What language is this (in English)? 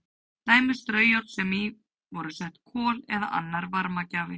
Icelandic